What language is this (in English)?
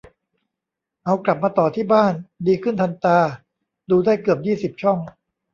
Thai